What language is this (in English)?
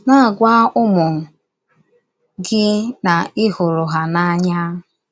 Igbo